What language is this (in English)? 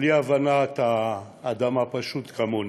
Hebrew